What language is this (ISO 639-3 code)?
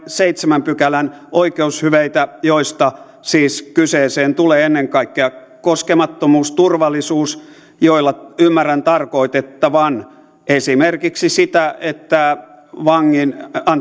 fin